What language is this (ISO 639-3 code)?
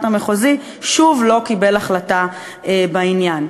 heb